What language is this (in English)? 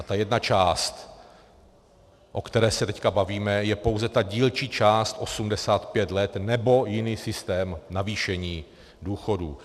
Czech